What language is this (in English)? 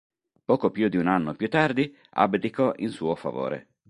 Italian